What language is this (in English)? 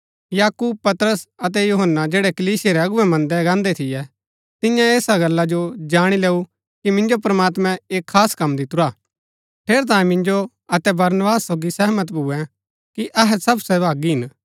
Gaddi